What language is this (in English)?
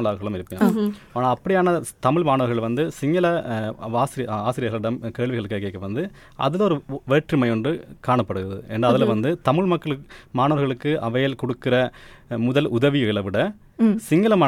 Tamil